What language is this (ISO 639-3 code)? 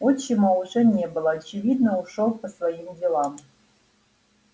rus